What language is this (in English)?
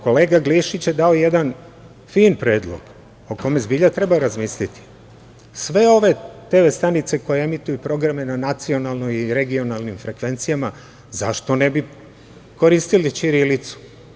Serbian